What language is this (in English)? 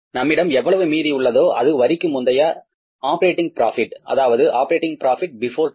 Tamil